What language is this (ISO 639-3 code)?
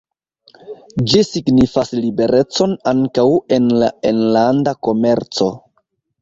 epo